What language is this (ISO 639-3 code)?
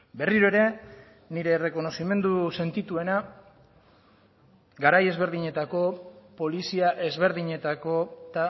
eus